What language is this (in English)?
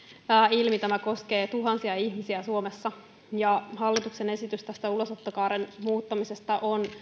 Finnish